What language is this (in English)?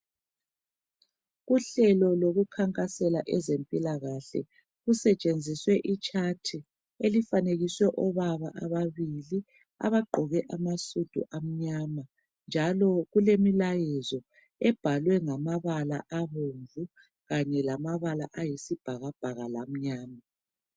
North Ndebele